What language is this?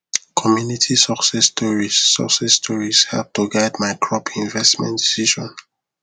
Nigerian Pidgin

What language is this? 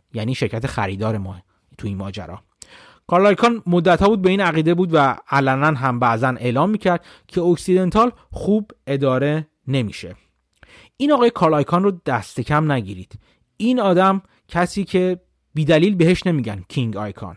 Persian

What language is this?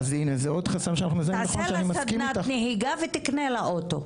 Hebrew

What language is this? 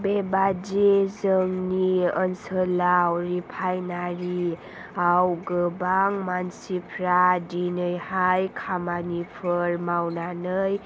Bodo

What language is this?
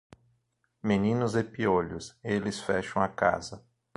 Portuguese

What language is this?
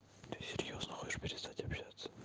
Russian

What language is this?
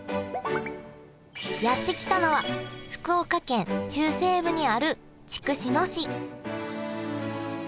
Japanese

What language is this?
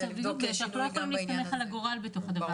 Hebrew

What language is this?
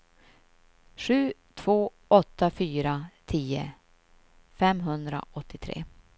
Swedish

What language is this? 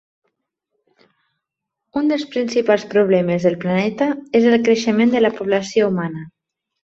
Catalan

